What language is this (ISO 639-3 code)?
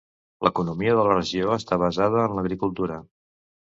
cat